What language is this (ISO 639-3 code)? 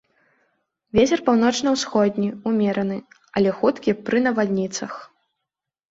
bel